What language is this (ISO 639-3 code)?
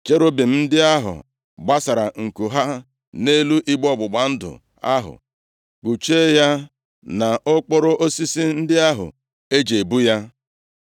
ibo